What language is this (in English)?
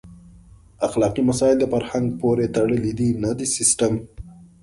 Pashto